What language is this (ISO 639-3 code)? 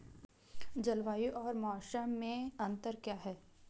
hin